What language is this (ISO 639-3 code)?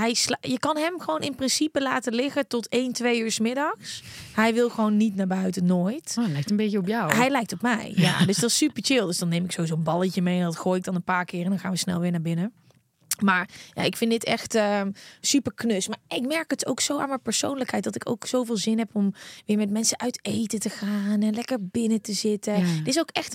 nld